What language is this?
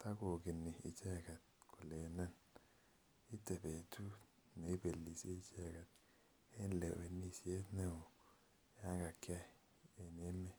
Kalenjin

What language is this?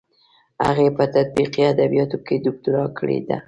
Pashto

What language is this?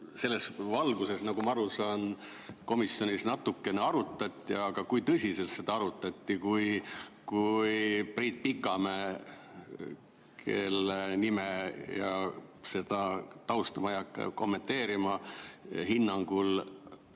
Estonian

